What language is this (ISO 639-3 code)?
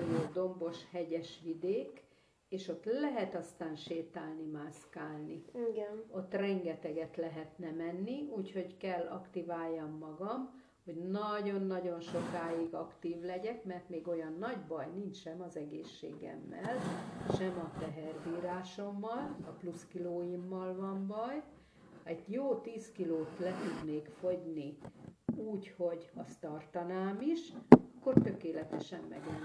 hun